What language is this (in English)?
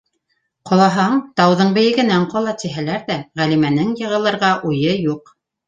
Bashkir